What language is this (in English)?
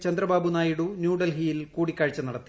Malayalam